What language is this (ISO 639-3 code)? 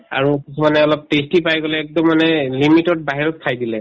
asm